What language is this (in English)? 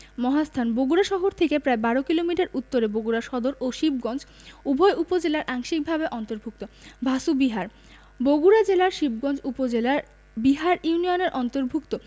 Bangla